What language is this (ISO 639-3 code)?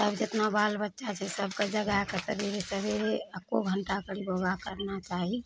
mai